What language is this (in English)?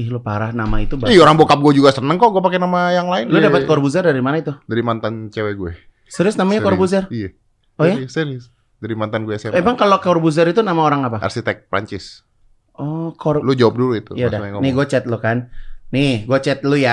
Indonesian